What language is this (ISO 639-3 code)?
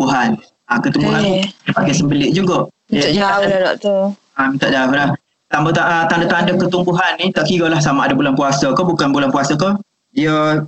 msa